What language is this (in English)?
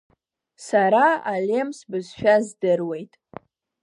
Abkhazian